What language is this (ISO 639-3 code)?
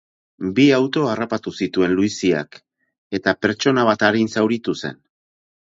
eus